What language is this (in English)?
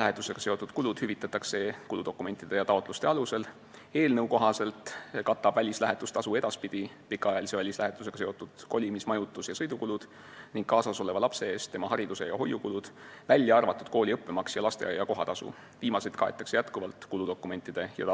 Estonian